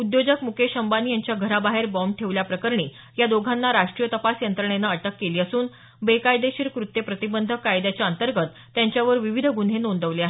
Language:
Marathi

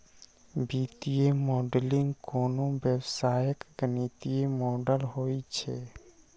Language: Maithili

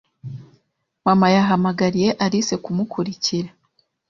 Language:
Kinyarwanda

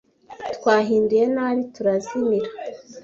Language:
Kinyarwanda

